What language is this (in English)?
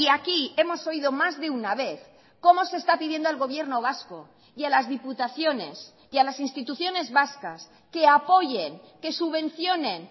Spanish